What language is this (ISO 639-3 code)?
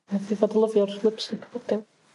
cym